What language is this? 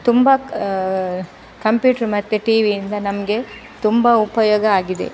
Kannada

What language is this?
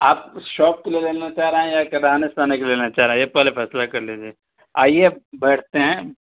Urdu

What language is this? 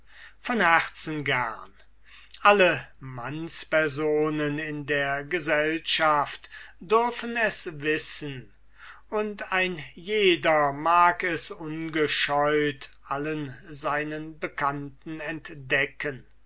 German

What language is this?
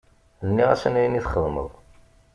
Kabyle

